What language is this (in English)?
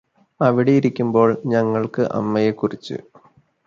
Malayalam